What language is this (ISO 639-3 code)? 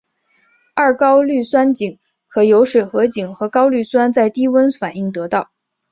zho